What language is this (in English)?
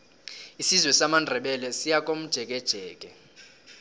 South Ndebele